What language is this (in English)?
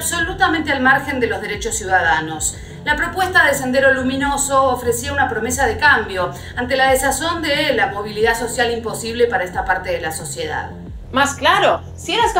Spanish